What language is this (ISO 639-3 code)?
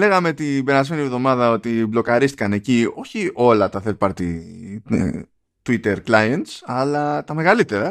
ell